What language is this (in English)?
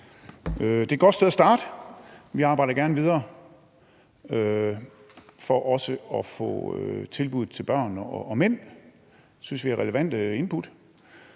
Danish